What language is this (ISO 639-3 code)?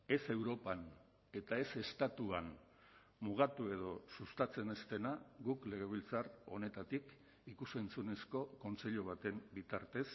eus